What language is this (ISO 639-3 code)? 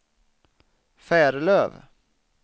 swe